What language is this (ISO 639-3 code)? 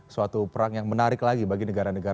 ind